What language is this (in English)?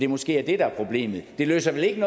Danish